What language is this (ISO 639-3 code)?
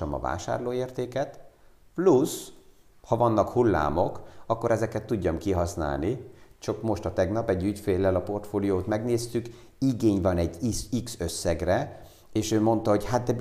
hun